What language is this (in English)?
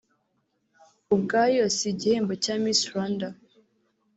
Kinyarwanda